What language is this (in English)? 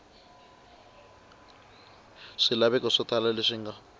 Tsonga